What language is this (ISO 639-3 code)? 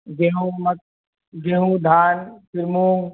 hin